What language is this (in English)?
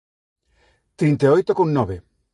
Galician